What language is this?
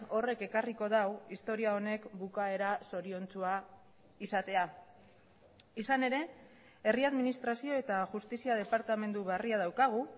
Basque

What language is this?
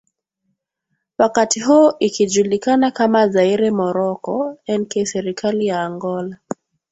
Swahili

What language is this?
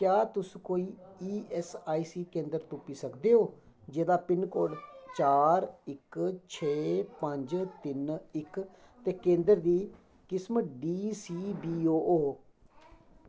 Dogri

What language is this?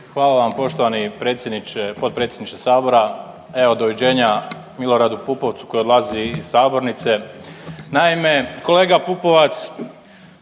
Croatian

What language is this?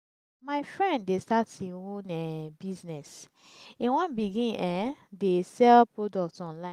Nigerian Pidgin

